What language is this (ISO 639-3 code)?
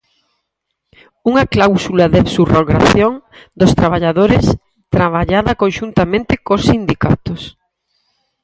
glg